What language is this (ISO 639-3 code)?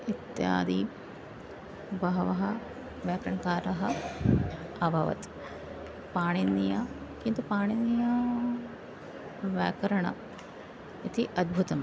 san